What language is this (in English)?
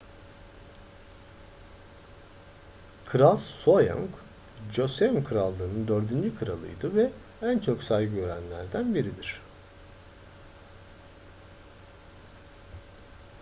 Turkish